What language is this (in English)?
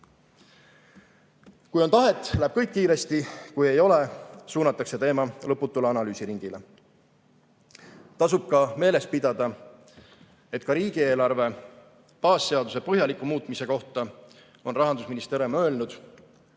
Estonian